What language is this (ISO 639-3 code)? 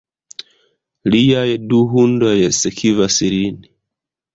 epo